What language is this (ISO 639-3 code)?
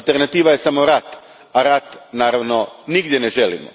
hrv